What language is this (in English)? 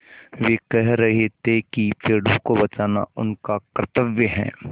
Hindi